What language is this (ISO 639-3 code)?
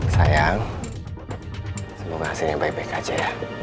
ind